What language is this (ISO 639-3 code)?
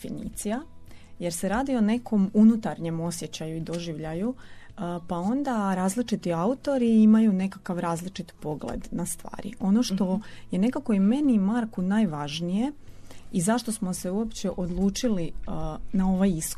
hrv